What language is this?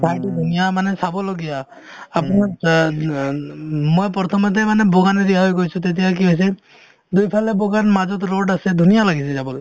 Assamese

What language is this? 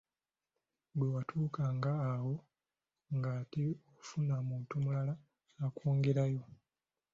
Ganda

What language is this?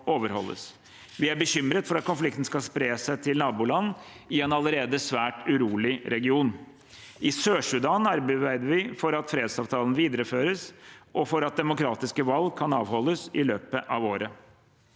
Norwegian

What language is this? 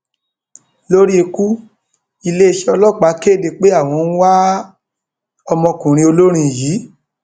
Yoruba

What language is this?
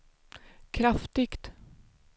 Swedish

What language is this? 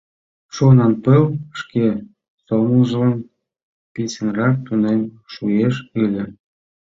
Mari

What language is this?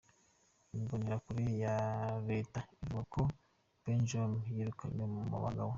Kinyarwanda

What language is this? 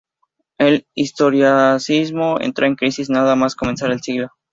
Spanish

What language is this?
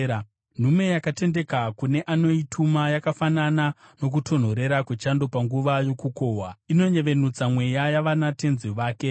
Shona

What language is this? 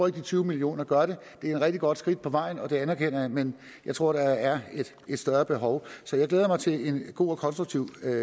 Danish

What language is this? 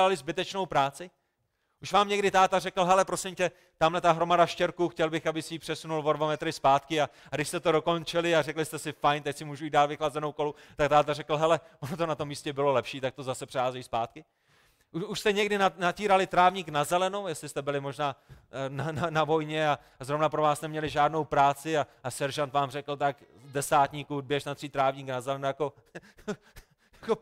Czech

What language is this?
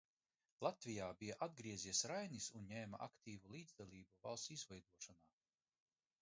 Latvian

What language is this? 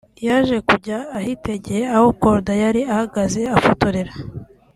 Kinyarwanda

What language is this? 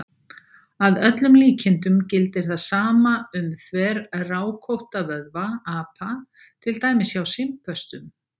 Icelandic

